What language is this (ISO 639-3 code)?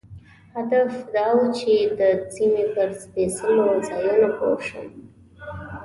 pus